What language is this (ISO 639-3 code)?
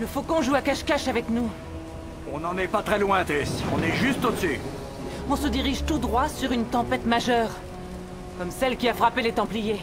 fra